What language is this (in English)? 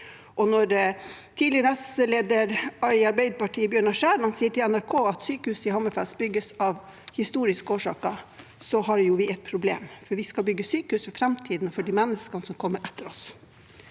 Norwegian